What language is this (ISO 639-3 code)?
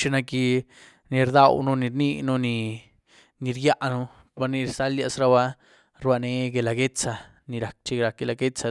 ztu